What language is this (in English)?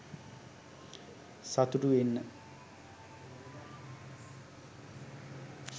Sinhala